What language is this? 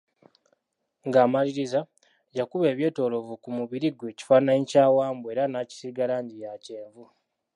Ganda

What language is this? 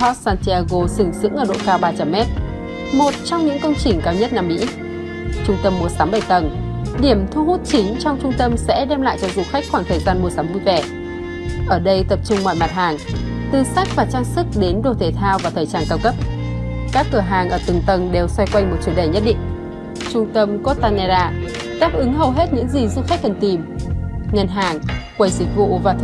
Vietnamese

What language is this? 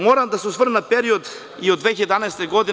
Serbian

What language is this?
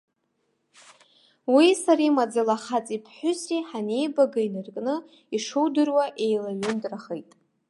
Abkhazian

